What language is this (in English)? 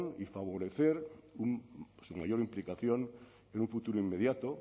Spanish